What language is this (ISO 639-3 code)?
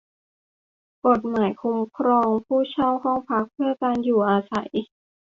tha